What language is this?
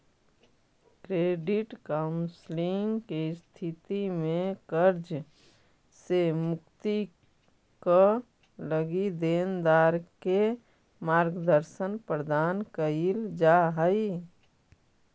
Magahi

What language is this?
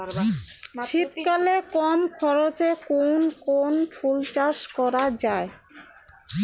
Bangla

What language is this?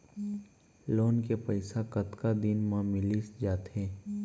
Chhattisgarhi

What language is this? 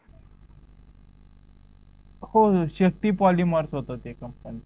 Marathi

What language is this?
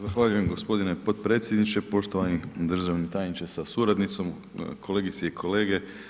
Croatian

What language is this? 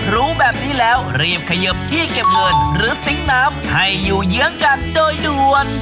Thai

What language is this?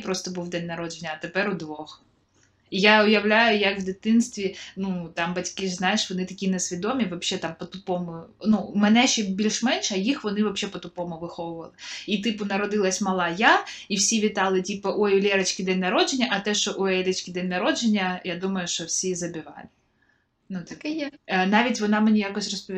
Ukrainian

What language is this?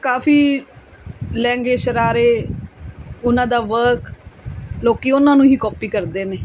Punjabi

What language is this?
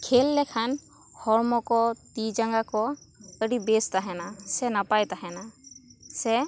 Santali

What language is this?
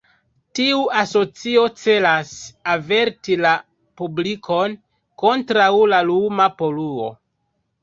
Esperanto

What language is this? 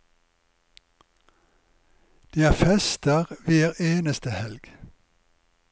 Norwegian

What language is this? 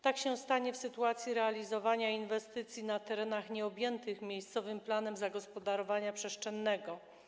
Polish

